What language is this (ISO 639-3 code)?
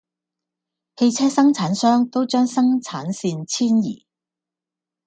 yue